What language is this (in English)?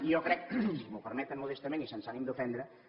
Catalan